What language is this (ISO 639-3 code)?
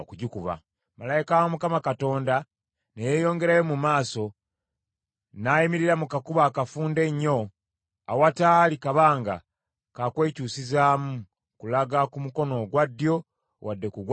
lug